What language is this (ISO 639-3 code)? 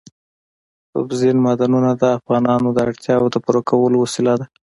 pus